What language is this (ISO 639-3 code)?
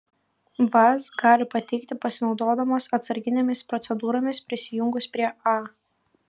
lit